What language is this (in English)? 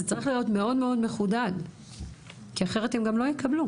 Hebrew